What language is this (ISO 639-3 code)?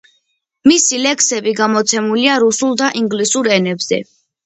kat